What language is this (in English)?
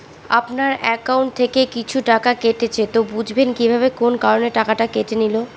Bangla